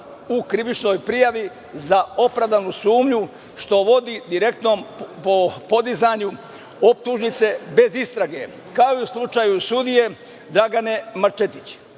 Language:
Serbian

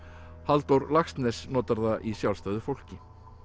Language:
Icelandic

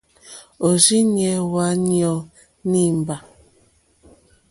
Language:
Mokpwe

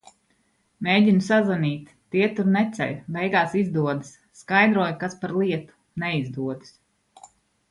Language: Latvian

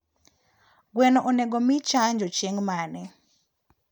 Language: Luo (Kenya and Tanzania)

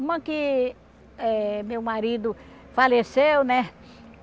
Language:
Portuguese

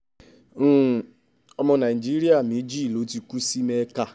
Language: Yoruba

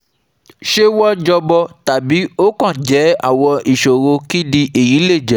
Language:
Yoruba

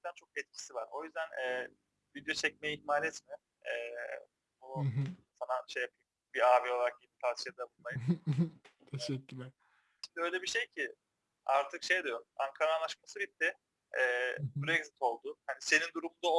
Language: Turkish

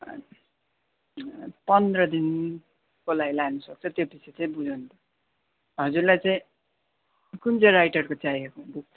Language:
Nepali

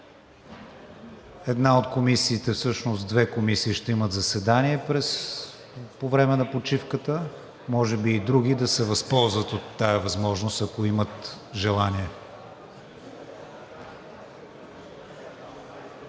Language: Bulgarian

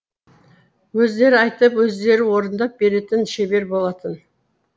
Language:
Kazakh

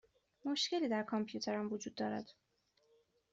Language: Persian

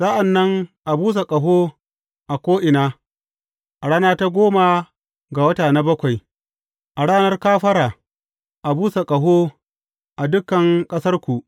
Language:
Hausa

